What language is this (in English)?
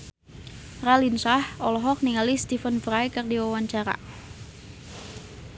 Sundanese